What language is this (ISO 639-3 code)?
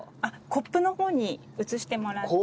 jpn